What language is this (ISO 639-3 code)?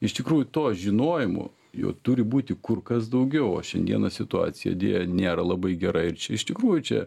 lit